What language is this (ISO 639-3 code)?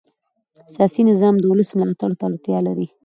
pus